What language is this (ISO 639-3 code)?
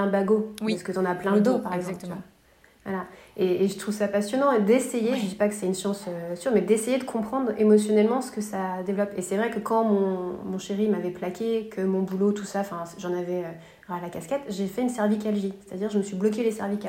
fra